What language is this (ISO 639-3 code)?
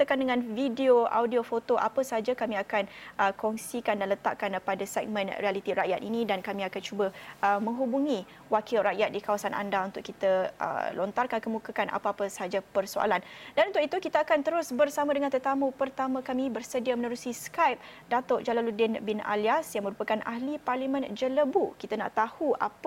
msa